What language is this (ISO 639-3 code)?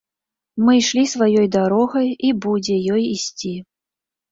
bel